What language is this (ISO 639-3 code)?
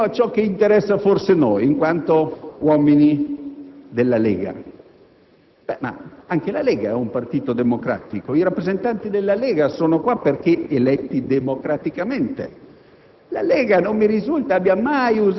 ita